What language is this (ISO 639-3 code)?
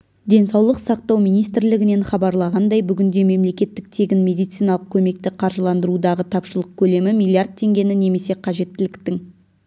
kaz